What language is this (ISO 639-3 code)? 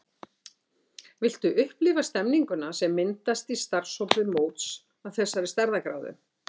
isl